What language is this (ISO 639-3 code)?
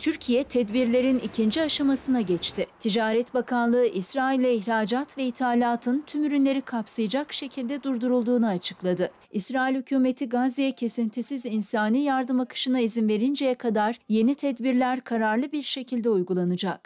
tur